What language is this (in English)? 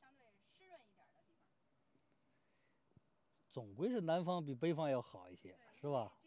Chinese